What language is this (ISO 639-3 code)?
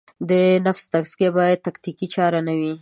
pus